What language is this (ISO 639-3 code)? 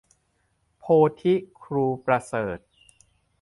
tha